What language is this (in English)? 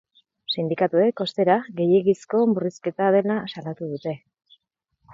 Basque